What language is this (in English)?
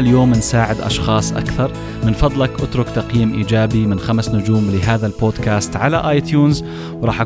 Arabic